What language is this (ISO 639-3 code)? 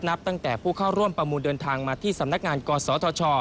tha